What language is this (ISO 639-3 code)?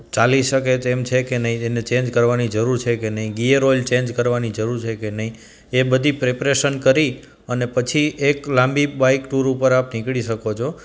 guj